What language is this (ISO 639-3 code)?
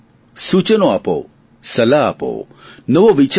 guj